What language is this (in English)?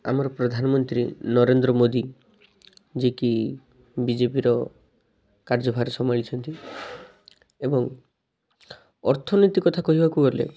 Odia